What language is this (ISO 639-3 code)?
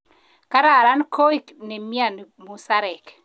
kln